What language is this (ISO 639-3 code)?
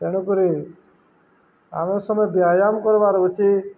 ori